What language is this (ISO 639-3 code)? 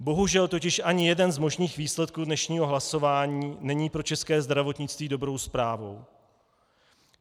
ces